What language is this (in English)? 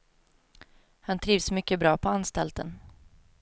Swedish